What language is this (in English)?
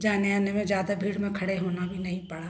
Hindi